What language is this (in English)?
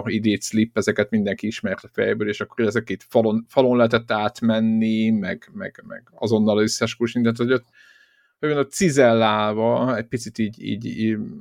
Hungarian